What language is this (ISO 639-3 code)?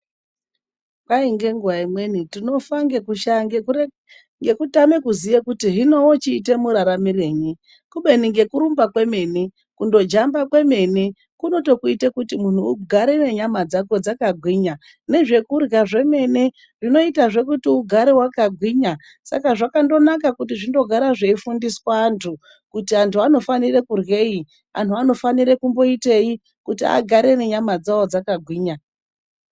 ndc